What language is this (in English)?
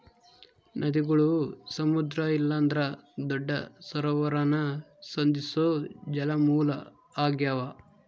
Kannada